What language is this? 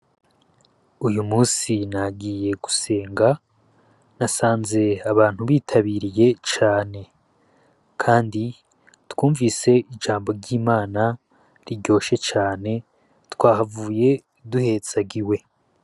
Rundi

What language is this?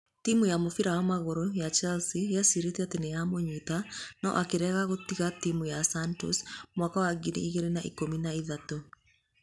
Kikuyu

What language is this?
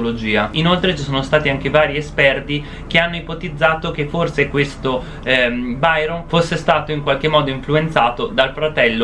Italian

